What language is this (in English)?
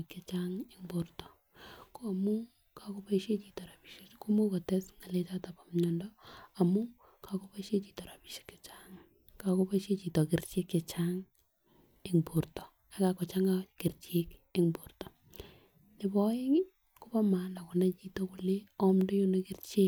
Kalenjin